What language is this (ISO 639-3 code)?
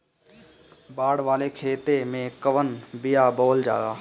bho